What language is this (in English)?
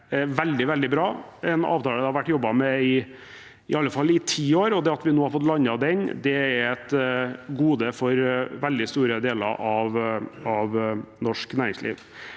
Norwegian